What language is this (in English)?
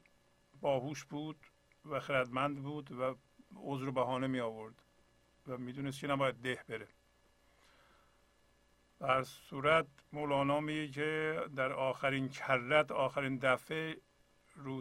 Persian